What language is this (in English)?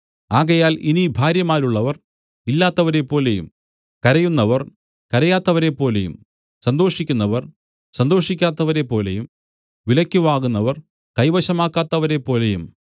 Malayalam